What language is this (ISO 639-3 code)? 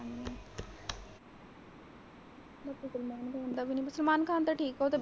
pan